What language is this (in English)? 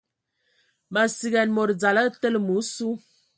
Ewondo